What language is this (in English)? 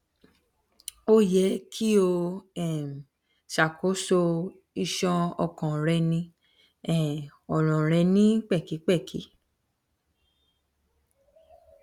Yoruba